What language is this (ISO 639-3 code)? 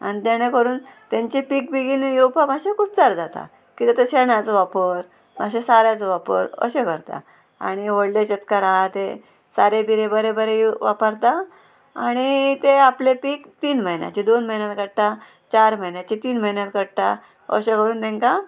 kok